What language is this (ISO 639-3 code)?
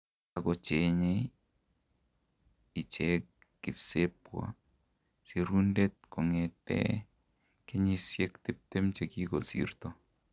kln